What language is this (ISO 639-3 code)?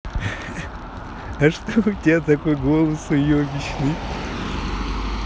rus